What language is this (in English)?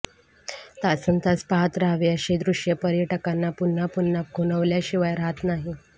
Marathi